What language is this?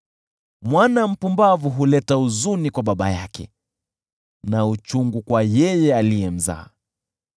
Swahili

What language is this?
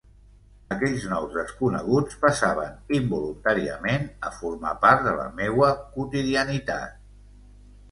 Catalan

